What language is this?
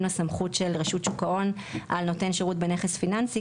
Hebrew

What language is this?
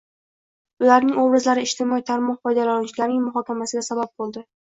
Uzbek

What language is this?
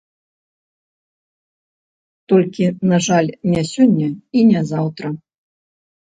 Belarusian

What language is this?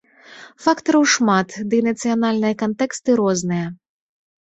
Belarusian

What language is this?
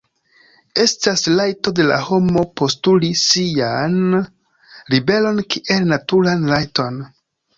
Esperanto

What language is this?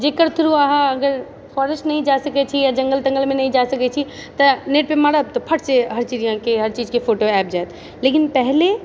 Maithili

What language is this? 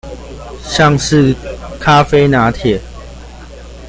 Chinese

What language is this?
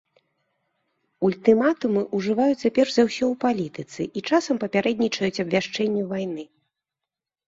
Belarusian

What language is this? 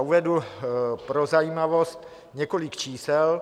Czech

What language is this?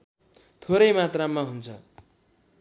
Nepali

